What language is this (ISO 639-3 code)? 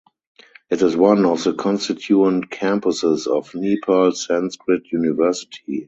eng